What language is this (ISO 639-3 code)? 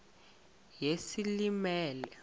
xho